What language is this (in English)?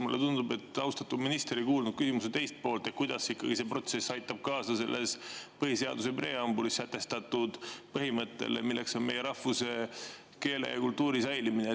Estonian